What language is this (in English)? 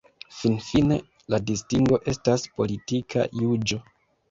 Esperanto